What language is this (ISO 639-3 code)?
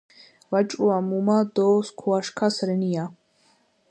kat